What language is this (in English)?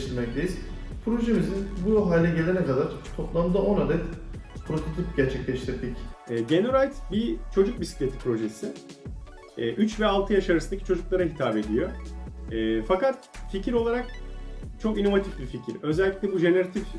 Turkish